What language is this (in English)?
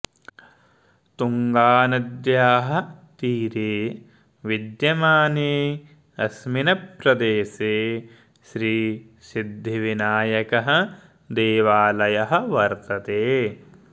Sanskrit